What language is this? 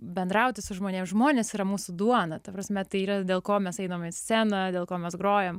Lithuanian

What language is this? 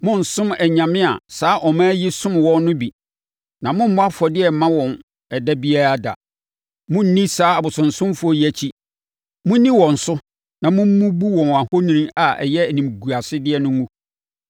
Akan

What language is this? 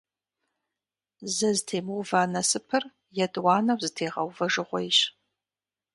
Kabardian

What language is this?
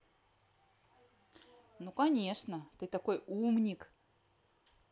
Russian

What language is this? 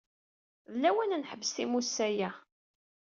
Kabyle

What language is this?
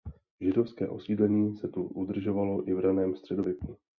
Czech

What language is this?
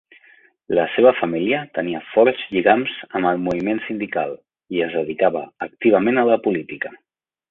Catalan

